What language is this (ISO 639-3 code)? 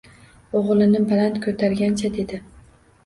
uzb